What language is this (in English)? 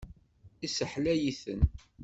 Kabyle